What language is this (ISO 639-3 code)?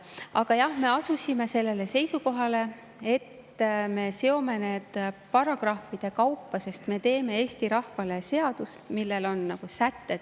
est